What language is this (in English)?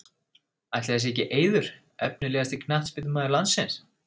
Icelandic